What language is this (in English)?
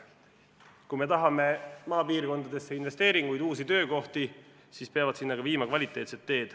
Estonian